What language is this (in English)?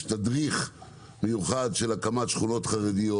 Hebrew